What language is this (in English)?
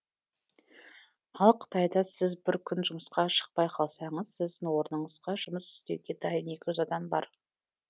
Kazakh